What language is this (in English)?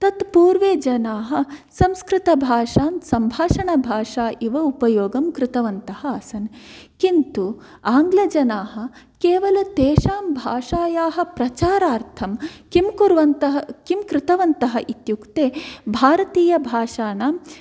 Sanskrit